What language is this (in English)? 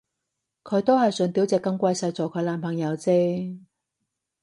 Cantonese